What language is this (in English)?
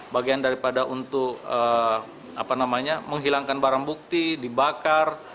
Indonesian